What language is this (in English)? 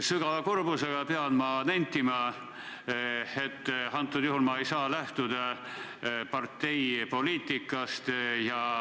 Estonian